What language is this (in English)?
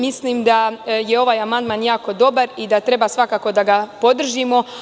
Serbian